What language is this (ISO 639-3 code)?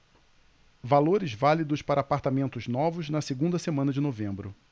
por